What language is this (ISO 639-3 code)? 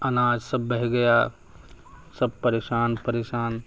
urd